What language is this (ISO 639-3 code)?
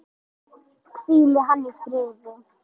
isl